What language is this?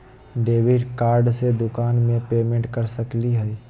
Magahi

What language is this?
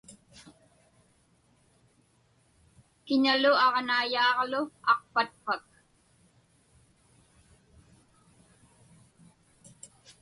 Inupiaq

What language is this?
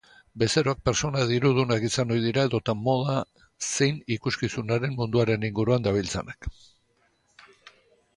Basque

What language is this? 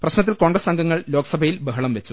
Malayalam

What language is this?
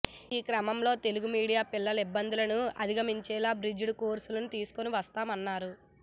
Telugu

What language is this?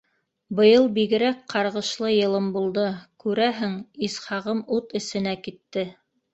Bashkir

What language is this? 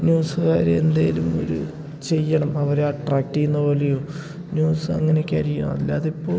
Malayalam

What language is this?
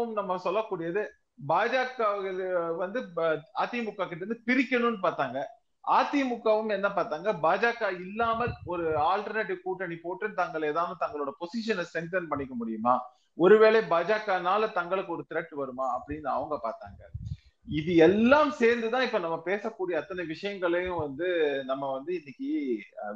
Tamil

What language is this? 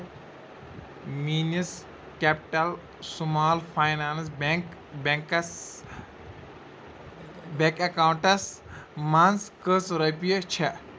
Kashmiri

